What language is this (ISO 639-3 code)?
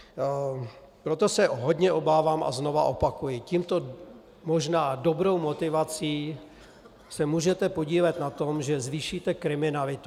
ces